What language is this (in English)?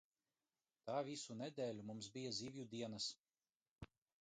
Latvian